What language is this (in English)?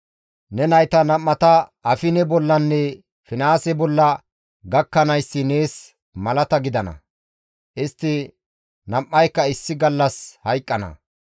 Gamo